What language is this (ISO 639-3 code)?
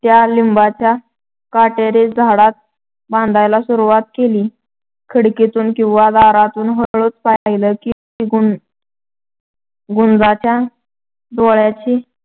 mar